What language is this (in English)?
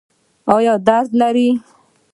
Pashto